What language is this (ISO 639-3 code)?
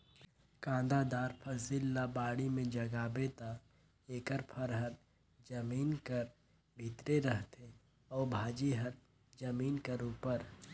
hne